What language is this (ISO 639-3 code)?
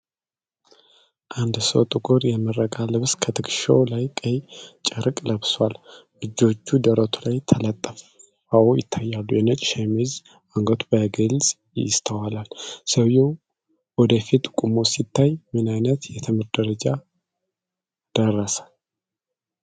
amh